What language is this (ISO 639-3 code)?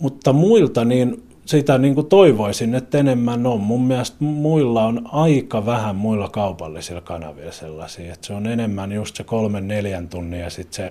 fin